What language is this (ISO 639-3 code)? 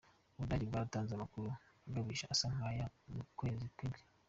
kin